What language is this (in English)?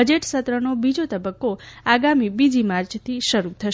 Gujarati